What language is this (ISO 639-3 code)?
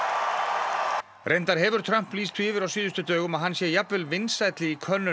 isl